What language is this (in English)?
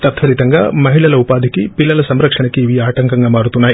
Telugu